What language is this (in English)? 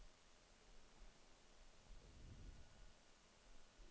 Norwegian